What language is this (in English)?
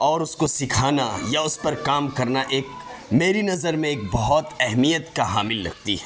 Urdu